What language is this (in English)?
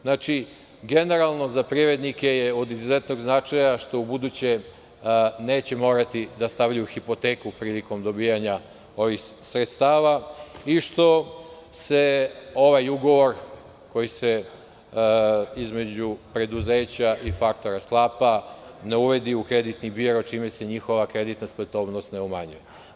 Serbian